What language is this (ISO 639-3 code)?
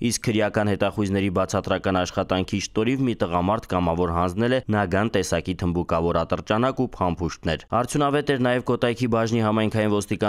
ron